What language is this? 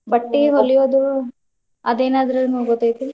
Kannada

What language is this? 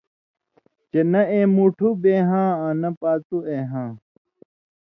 Indus Kohistani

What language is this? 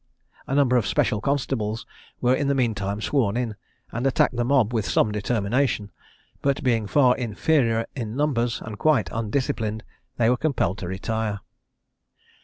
English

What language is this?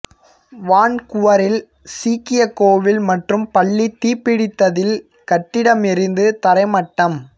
Tamil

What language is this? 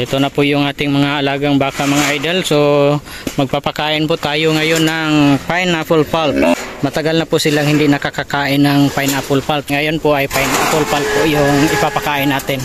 Filipino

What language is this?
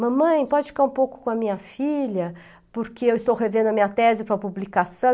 Portuguese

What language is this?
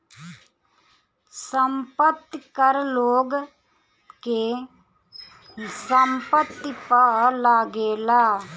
Bhojpuri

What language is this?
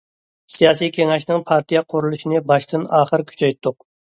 Uyghur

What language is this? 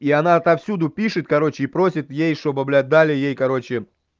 Russian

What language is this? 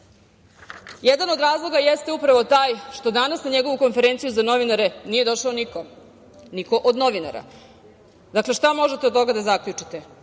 Serbian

